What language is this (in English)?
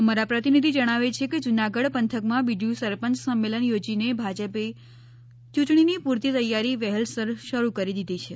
Gujarati